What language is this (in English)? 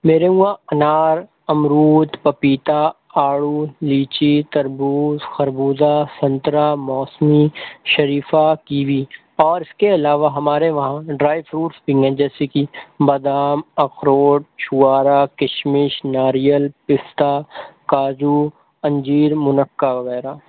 Urdu